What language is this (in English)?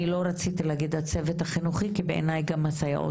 Hebrew